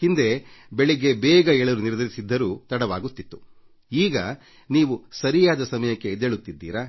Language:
Kannada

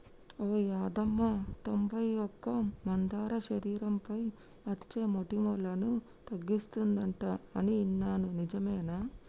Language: Telugu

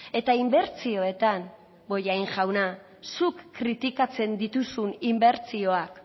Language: Basque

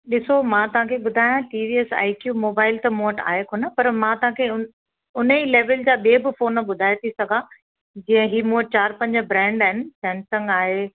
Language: Sindhi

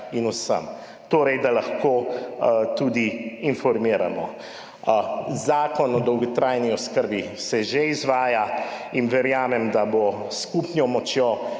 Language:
Slovenian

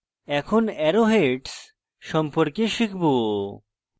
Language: Bangla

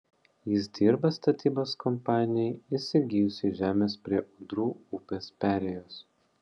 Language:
Lithuanian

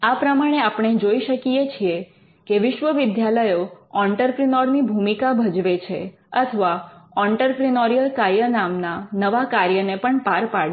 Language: Gujarati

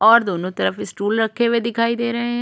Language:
Hindi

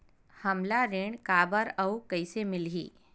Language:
Chhattisgarhi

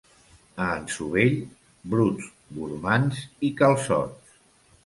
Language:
Catalan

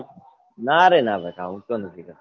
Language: Gujarati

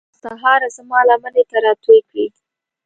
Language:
Pashto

